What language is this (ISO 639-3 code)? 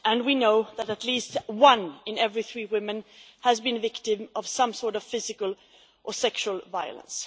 eng